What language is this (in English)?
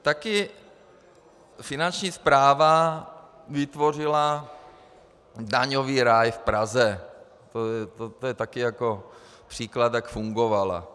Czech